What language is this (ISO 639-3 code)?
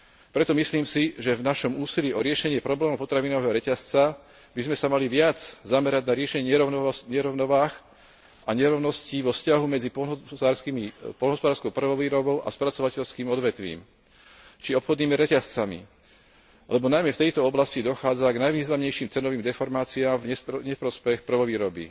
slk